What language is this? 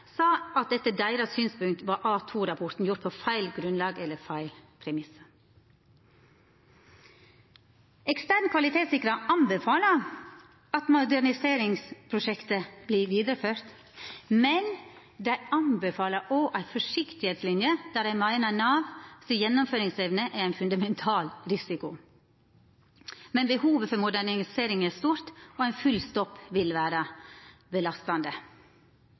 Norwegian Nynorsk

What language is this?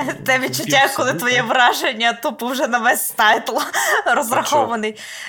Ukrainian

